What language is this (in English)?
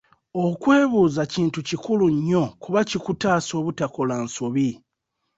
Ganda